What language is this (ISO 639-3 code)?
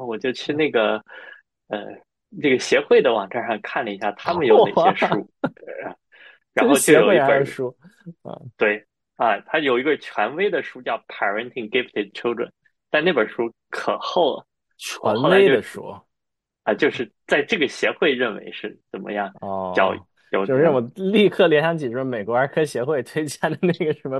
zho